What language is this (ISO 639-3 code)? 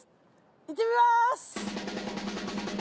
jpn